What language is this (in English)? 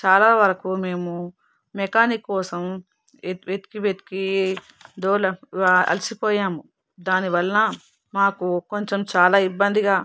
Telugu